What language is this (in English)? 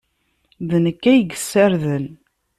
Kabyle